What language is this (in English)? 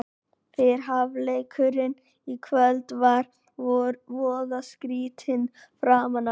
Icelandic